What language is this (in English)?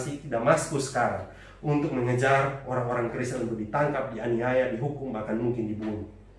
Indonesian